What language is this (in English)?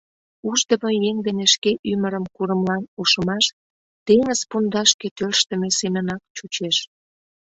Mari